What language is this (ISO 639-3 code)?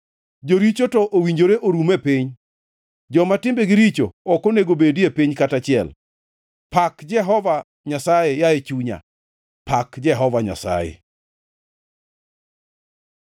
luo